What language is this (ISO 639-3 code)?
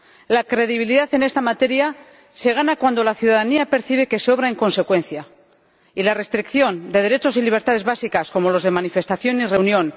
spa